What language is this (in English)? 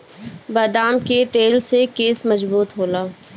Bhojpuri